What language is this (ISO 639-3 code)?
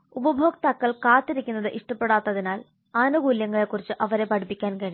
mal